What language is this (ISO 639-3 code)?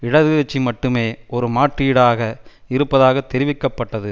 tam